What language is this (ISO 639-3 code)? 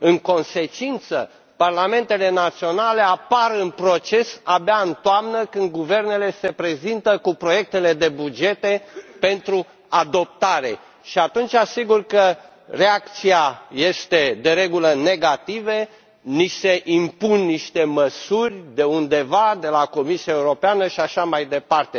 ron